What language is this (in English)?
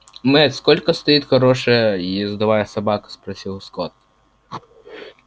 Russian